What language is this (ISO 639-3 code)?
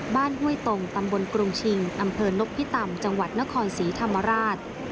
tha